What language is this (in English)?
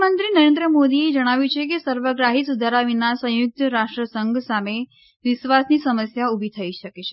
Gujarati